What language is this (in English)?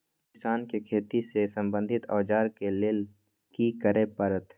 Maithili